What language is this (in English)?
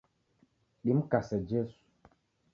Taita